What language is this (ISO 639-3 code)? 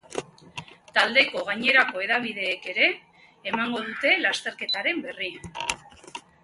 eus